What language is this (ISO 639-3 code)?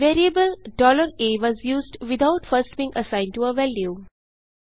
hin